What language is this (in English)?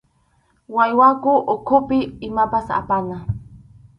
Arequipa-La Unión Quechua